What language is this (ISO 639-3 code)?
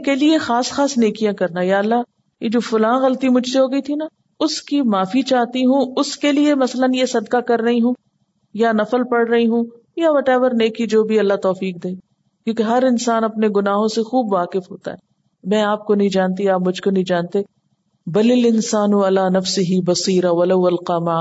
urd